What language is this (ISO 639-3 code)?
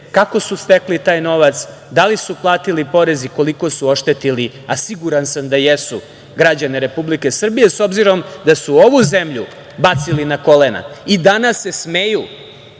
srp